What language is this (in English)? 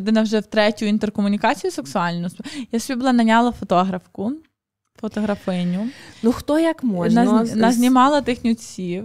Ukrainian